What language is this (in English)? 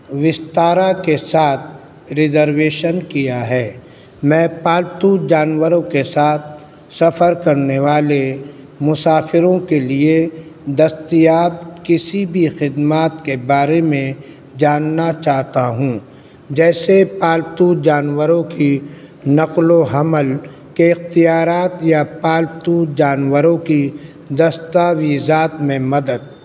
Urdu